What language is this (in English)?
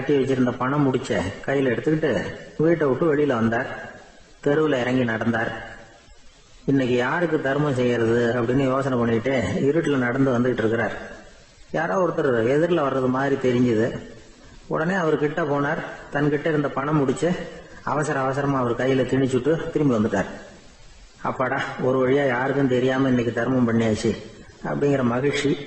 Tamil